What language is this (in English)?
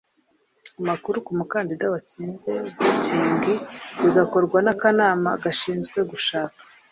Kinyarwanda